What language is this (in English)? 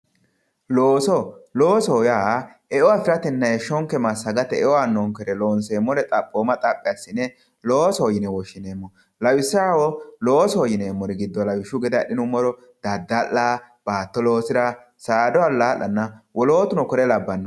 Sidamo